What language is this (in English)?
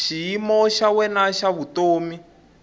Tsonga